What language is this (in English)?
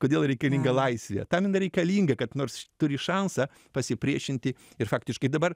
Lithuanian